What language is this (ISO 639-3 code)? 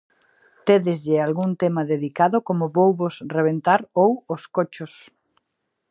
glg